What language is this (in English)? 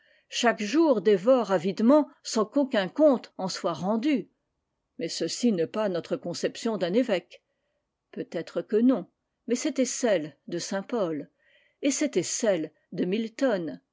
French